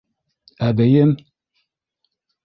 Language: Bashkir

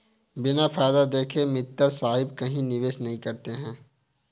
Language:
Hindi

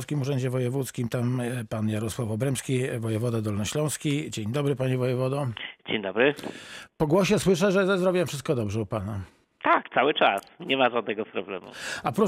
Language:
Polish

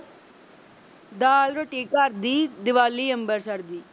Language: Punjabi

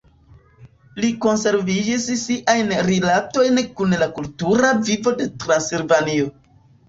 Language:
Esperanto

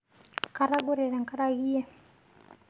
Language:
Masai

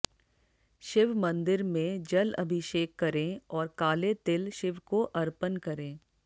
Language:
Hindi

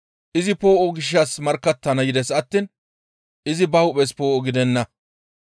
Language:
Gamo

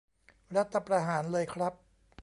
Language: Thai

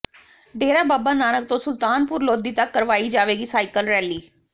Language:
Punjabi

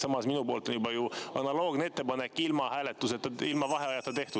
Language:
Estonian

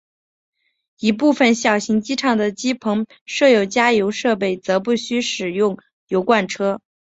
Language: Chinese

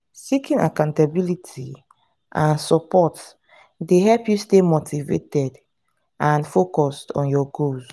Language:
Nigerian Pidgin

